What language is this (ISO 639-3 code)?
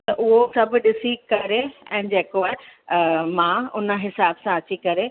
snd